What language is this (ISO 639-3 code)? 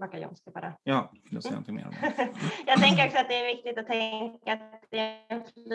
swe